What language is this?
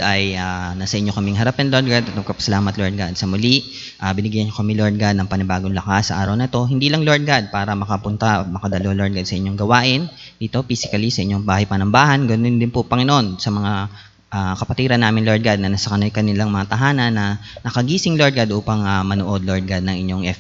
Filipino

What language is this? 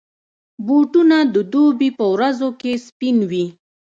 Pashto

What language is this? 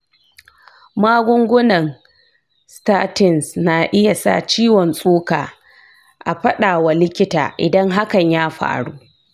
Hausa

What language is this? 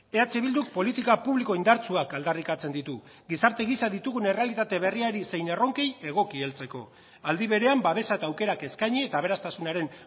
Basque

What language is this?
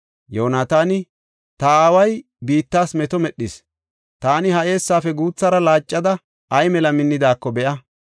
Gofa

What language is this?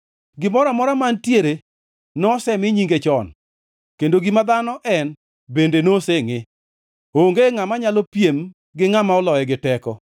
Luo (Kenya and Tanzania)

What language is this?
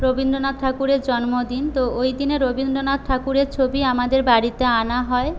Bangla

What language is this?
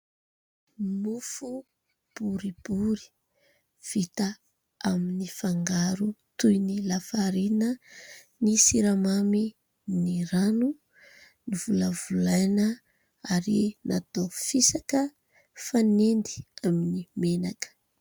Malagasy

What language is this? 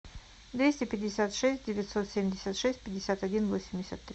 Russian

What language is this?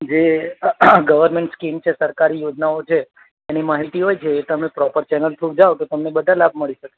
Gujarati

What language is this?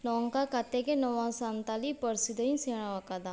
Santali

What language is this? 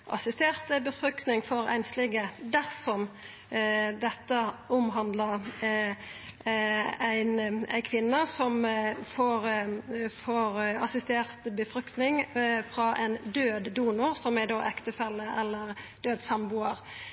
Norwegian Nynorsk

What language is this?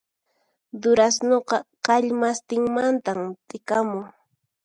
Puno Quechua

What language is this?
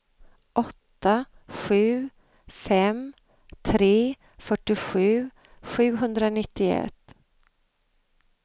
Swedish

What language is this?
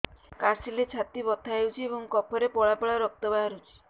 Odia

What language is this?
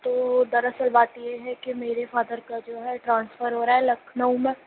Urdu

